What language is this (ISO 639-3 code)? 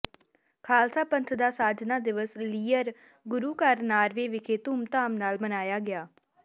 pan